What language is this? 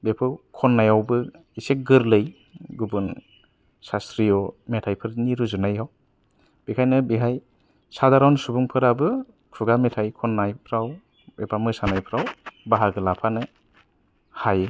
Bodo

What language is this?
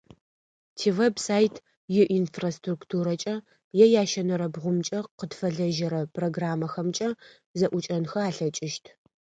Adyghe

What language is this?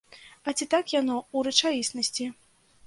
Belarusian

